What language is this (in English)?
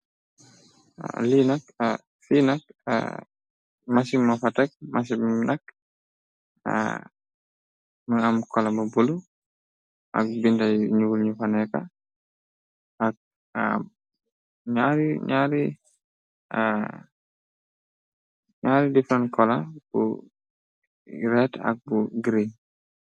Wolof